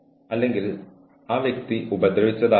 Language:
Malayalam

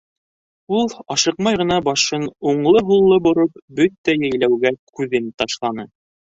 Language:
Bashkir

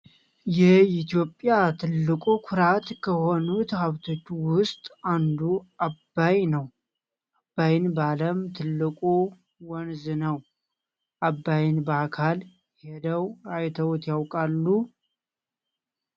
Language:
Amharic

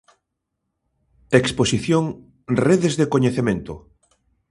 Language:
Galician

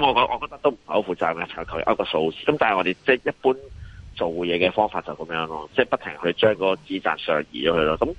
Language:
Chinese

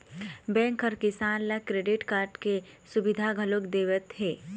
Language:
Chhattisgarhi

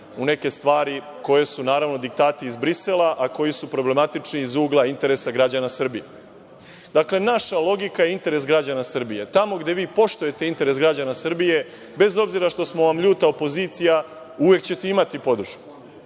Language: Serbian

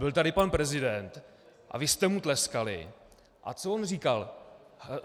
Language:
Czech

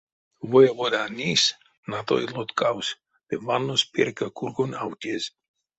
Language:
Erzya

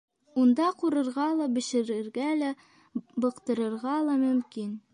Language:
Bashkir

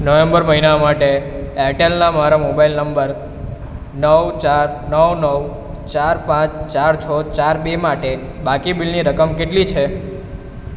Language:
Gujarati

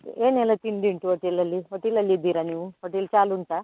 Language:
Kannada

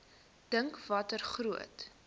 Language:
Afrikaans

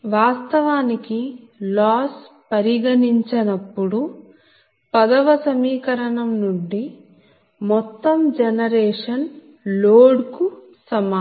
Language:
Telugu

